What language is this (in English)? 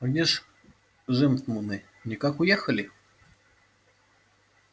Russian